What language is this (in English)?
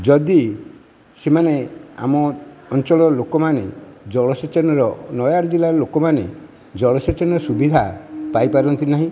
Odia